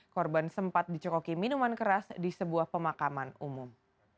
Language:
Indonesian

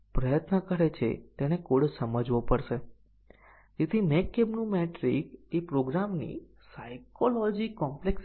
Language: Gujarati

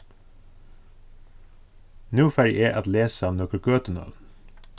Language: Faroese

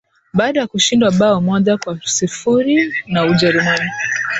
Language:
Swahili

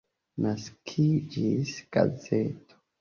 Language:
Esperanto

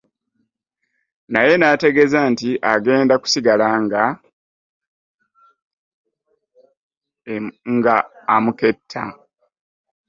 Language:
Ganda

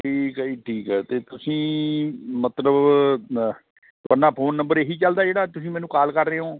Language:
Punjabi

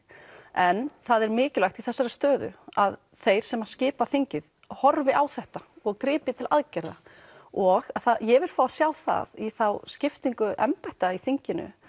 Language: Icelandic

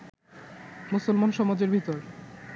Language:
Bangla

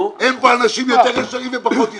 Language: Hebrew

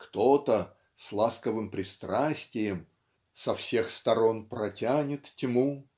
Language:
Russian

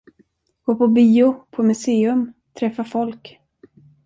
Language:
Swedish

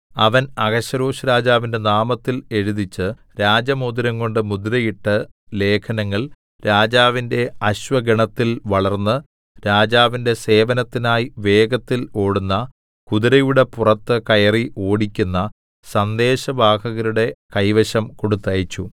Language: Malayalam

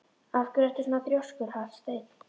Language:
Icelandic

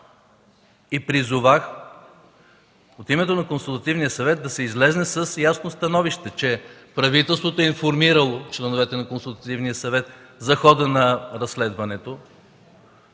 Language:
Bulgarian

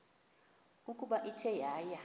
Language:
Xhosa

